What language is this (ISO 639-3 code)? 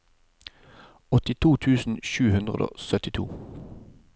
nor